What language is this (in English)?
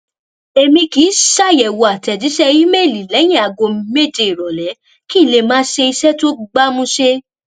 Yoruba